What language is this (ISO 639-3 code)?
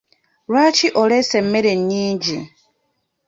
lug